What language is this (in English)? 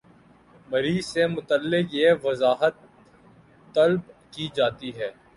Urdu